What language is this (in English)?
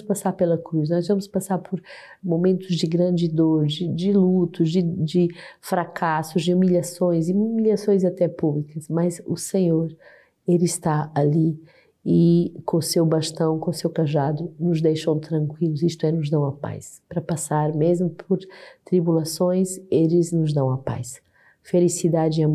Portuguese